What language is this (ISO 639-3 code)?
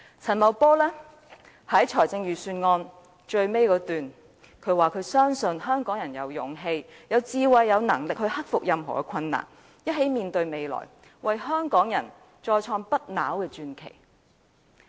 yue